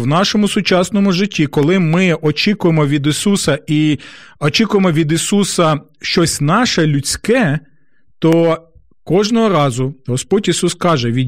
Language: Ukrainian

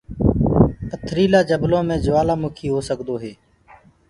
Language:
Gurgula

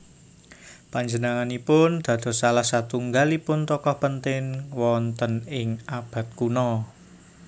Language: Javanese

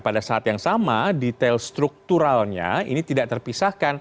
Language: Indonesian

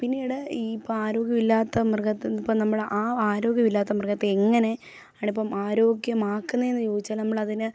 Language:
Malayalam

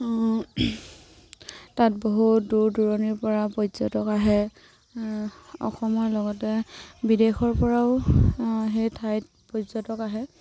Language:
Assamese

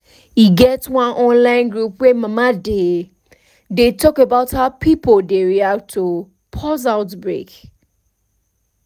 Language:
Nigerian Pidgin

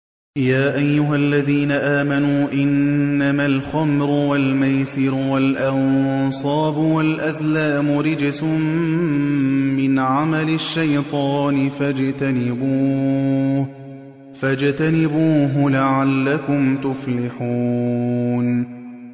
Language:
Arabic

